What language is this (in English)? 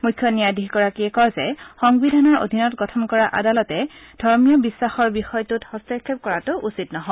Assamese